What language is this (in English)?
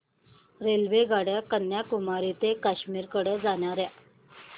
Marathi